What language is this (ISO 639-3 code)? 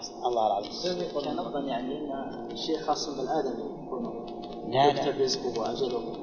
ara